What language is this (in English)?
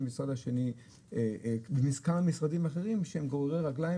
Hebrew